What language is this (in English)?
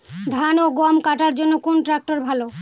Bangla